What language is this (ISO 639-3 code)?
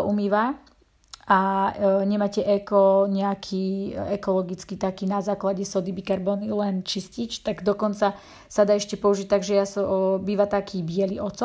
slk